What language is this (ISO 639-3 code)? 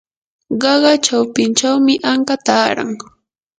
qur